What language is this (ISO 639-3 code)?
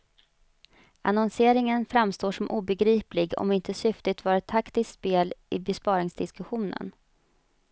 swe